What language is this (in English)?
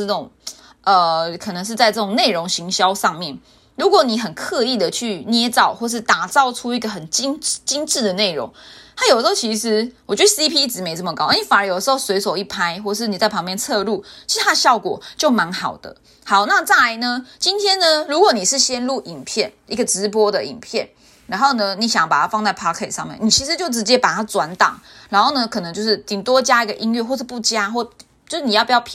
Chinese